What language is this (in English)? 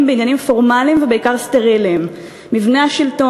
Hebrew